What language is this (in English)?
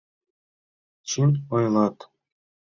Mari